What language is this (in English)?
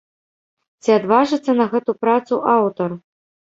Belarusian